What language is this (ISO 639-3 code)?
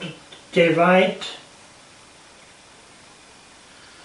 cym